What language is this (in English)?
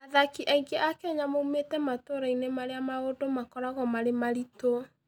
Kikuyu